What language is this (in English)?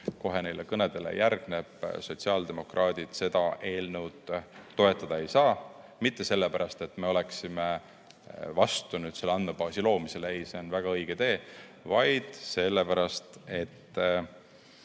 Estonian